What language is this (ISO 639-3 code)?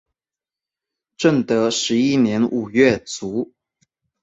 zho